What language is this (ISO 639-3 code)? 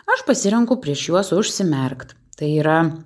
lit